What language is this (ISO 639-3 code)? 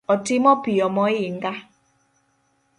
luo